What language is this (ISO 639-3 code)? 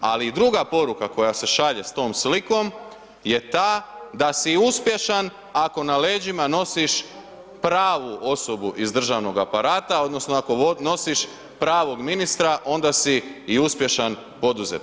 hrv